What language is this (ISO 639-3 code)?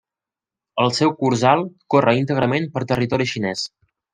cat